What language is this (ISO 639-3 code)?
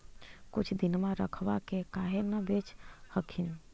mag